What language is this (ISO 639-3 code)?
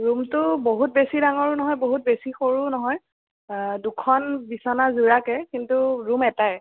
asm